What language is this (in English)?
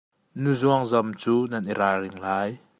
Hakha Chin